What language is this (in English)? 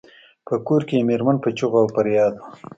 Pashto